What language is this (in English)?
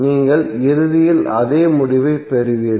Tamil